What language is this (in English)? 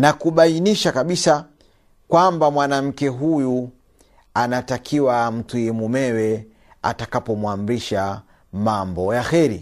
Swahili